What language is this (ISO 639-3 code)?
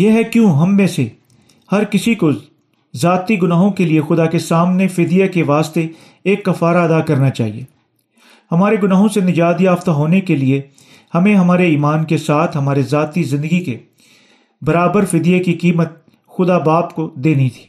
urd